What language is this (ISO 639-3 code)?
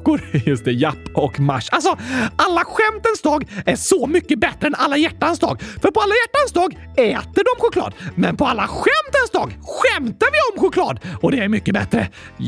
swe